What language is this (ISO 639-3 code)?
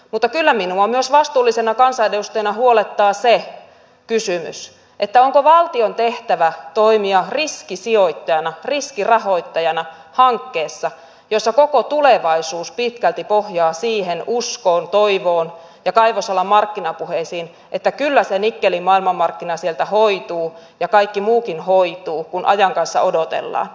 fin